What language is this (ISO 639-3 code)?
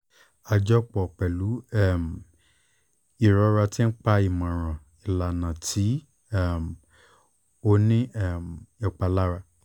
yor